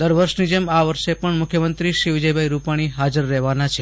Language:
Gujarati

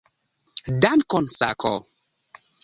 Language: Esperanto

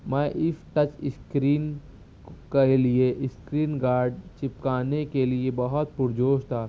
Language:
Urdu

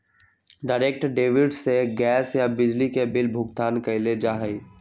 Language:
Magahi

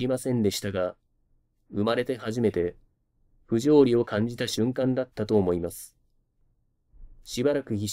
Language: Japanese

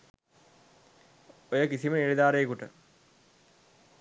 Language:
Sinhala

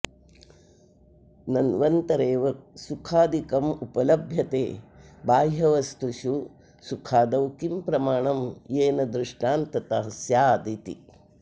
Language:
Sanskrit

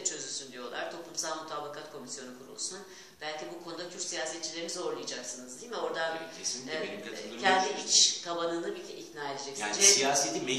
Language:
Turkish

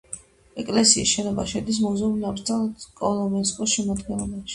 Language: Georgian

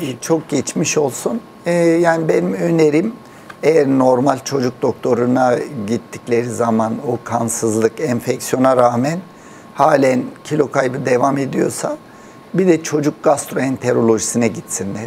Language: Turkish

